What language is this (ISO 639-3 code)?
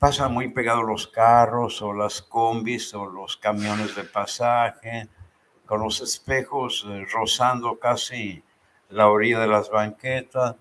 spa